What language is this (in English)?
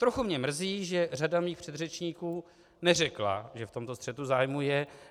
Czech